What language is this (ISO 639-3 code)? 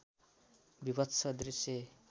nep